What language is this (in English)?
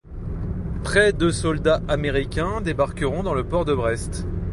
French